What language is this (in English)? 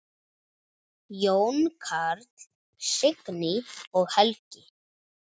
Icelandic